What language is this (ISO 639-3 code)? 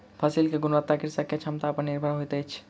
mai